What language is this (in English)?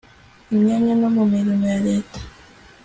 Kinyarwanda